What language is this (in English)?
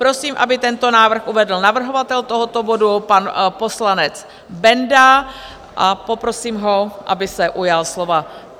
Czech